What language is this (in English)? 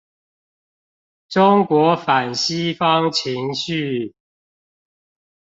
Chinese